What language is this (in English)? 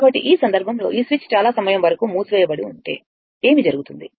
Telugu